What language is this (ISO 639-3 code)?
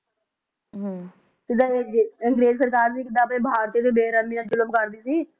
pan